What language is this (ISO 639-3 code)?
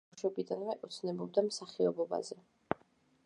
kat